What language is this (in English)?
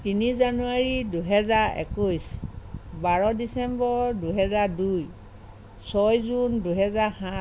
Assamese